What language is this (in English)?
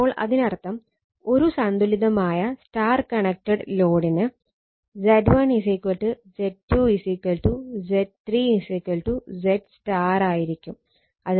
Malayalam